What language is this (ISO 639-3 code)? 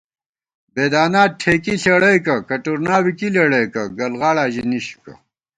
gwt